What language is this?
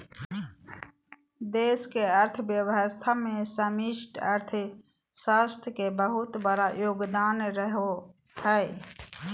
Magahi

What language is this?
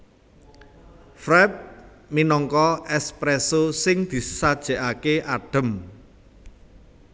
Javanese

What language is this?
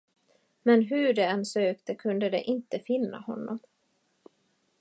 Swedish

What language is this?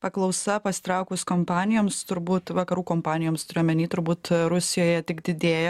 Lithuanian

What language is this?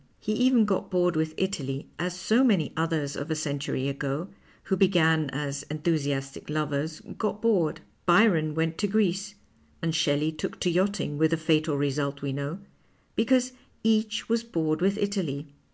English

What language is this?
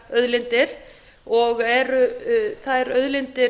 Icelandic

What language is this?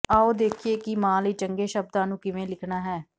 Punjabi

